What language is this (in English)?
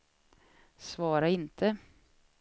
Swedish